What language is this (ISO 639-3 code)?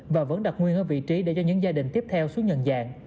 vie